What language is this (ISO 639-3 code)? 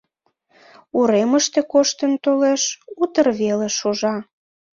chm